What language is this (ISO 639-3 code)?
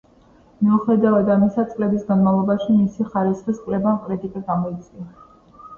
kat